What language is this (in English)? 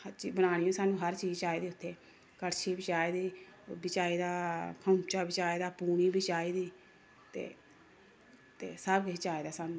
Dogri